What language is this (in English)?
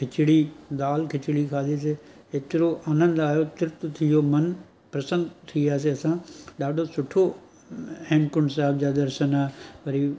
Sindhi